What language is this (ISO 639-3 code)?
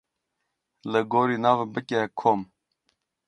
kur